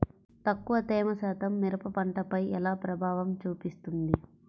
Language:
Telugu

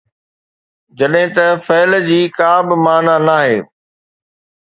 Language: Sindhi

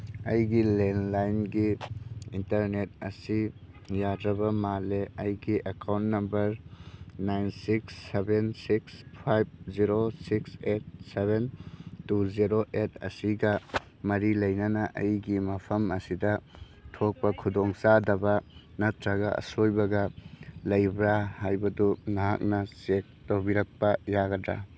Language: Manipuri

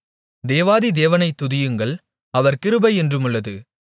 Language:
Tamil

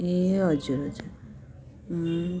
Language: Nepali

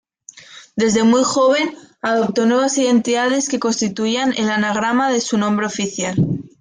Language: Spanish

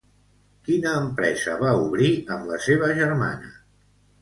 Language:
Catalan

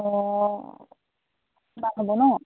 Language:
Assamese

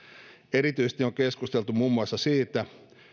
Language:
Finnish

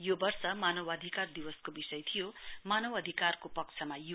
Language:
Nepali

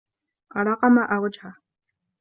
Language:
Arabic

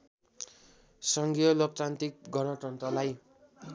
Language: Nepali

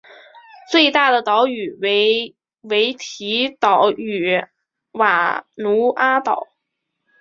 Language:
Chinese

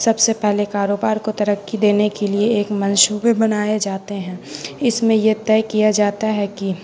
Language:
Urdu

